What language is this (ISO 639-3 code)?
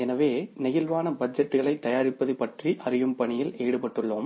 tam